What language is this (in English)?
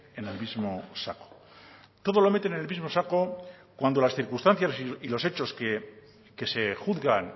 Spanish